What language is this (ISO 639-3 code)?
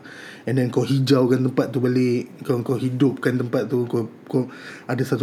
msa